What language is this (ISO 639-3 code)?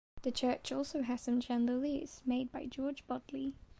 eng